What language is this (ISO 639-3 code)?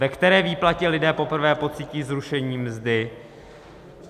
ces